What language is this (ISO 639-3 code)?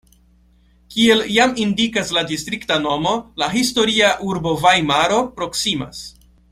epo